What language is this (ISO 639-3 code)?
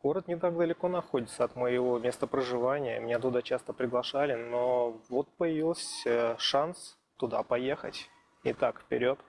rus